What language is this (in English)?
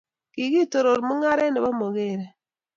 Kalenjin